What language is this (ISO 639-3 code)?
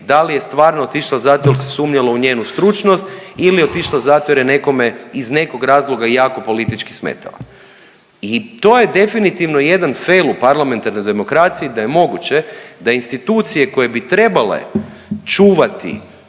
hrv